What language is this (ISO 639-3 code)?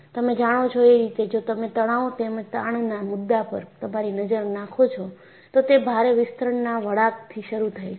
guj